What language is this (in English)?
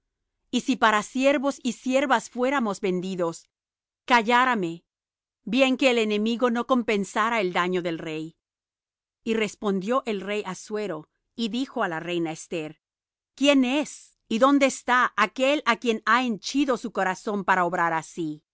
Spanish